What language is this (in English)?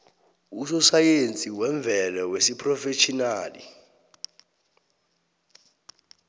South Ndebele